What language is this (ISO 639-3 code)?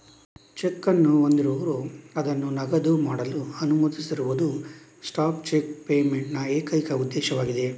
kan